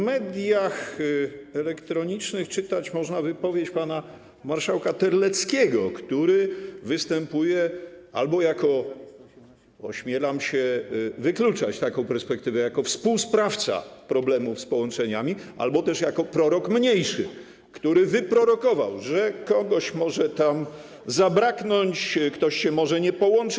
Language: Polish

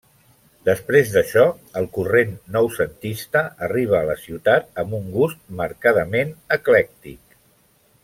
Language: Catalan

